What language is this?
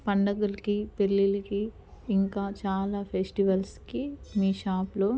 Telugu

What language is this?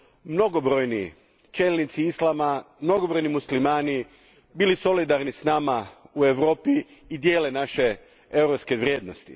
Croatian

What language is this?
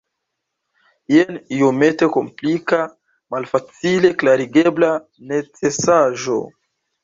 Esperanto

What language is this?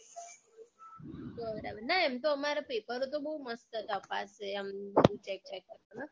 Gujarati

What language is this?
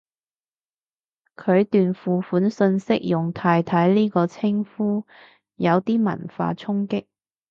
Cantonese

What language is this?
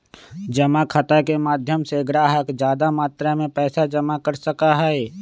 Magahi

